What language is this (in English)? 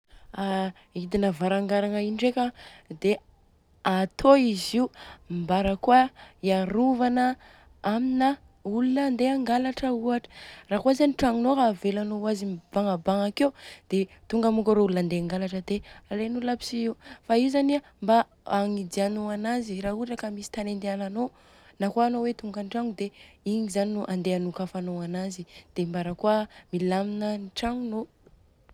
Southern Betsimisaraka Malagasy